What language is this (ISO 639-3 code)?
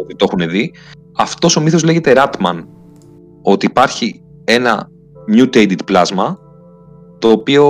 ell